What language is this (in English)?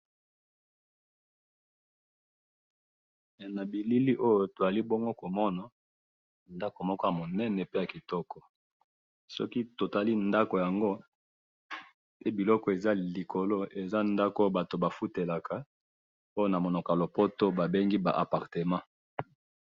Lingala